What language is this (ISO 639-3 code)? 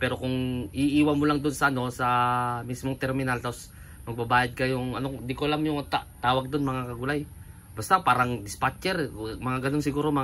fil